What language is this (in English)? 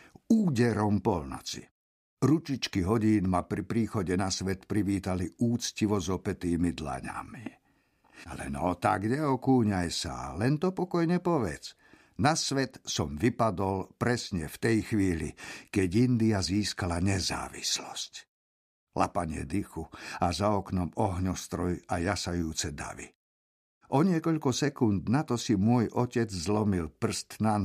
Slovak